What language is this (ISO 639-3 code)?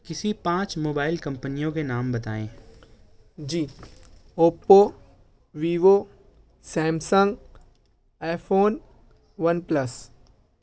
urd